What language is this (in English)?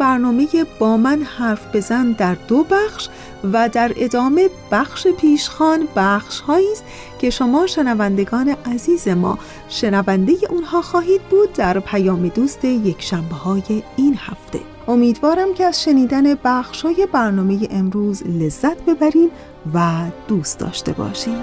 Persian